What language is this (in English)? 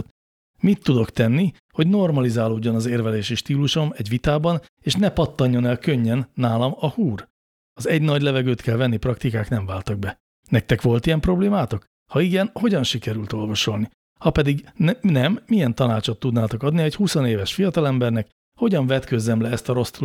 Hungarian